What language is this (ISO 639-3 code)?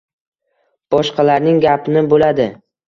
uzb